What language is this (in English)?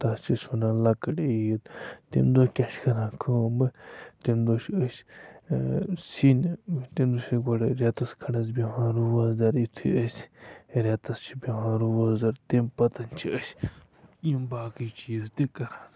Kashmiri